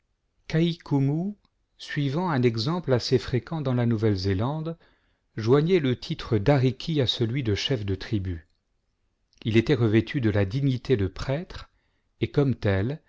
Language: French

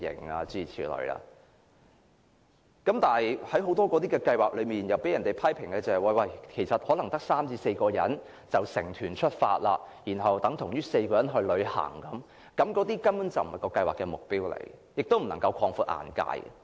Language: Cantonese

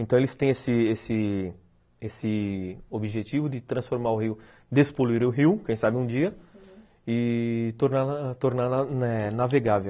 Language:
Portuguese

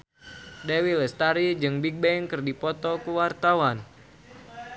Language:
Sundanese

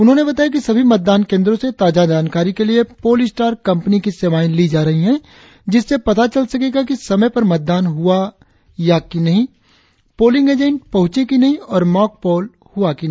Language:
Hindi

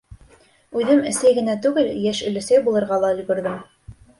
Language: Bashkir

